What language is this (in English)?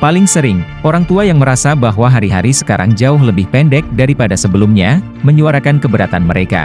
Indonesian